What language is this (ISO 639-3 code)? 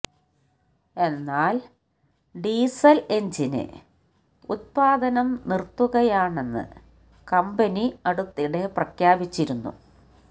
mal